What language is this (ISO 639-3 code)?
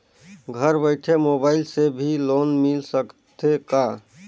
hne